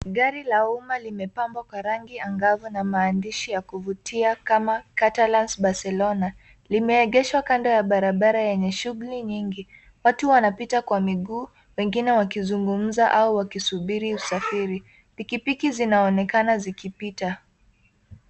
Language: Swahili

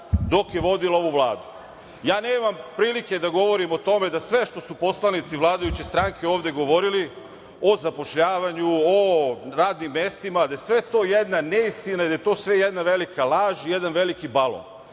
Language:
Serbian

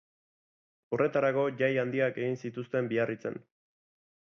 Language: Basque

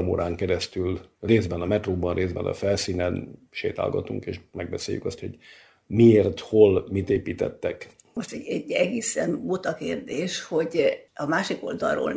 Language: Hungarian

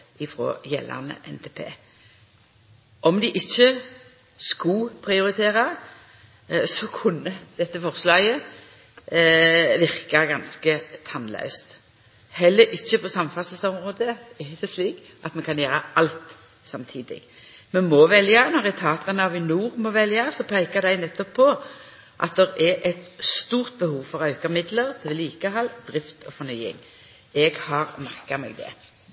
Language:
Norwegian Nynorsk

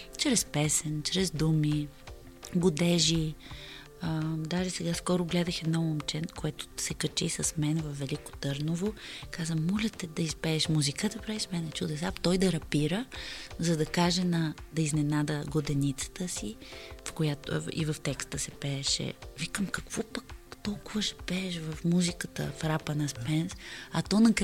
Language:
Bulgarian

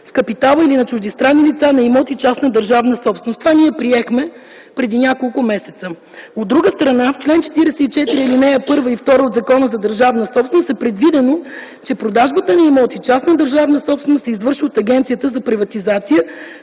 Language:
Bulgarian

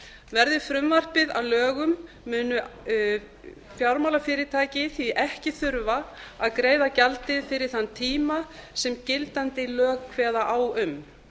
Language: Icelandic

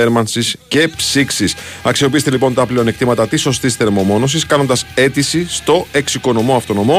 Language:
Greek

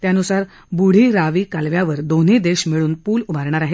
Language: Marathi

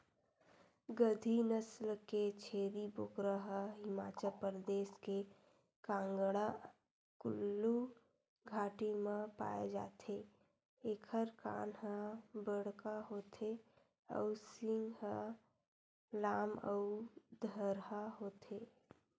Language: Chhattisgarhi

